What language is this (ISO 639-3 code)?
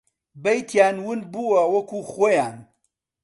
ckb